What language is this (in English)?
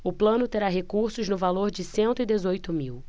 Portuguese